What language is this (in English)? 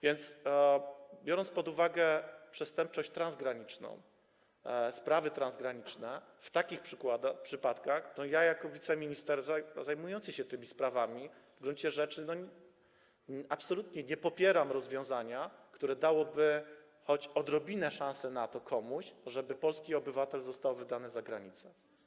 Polish